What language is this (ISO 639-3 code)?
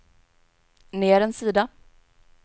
swe